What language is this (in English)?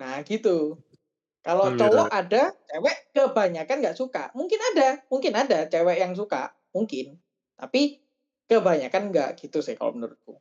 Indonesian